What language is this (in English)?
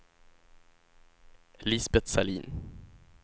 Swedish